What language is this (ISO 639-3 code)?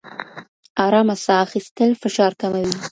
pus